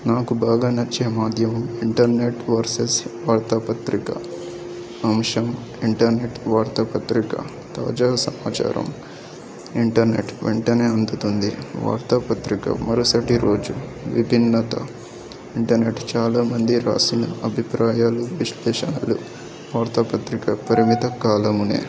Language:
Telugu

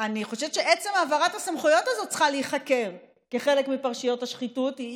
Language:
Hebrew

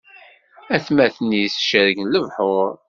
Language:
Kabyle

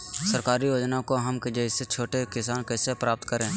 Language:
Magahi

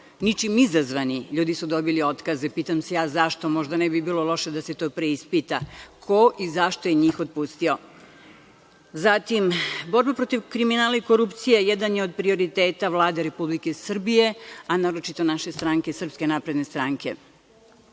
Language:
Serbian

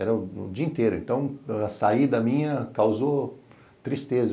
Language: Portuguese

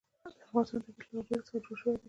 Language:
Pashto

